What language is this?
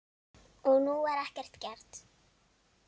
Icelandic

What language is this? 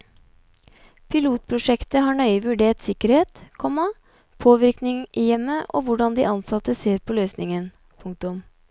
Norwegian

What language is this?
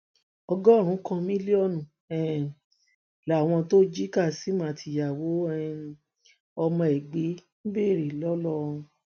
Yoruba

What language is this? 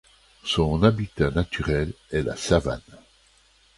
French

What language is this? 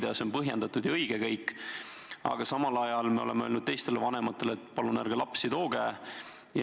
Estonian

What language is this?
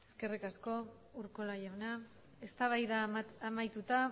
Basque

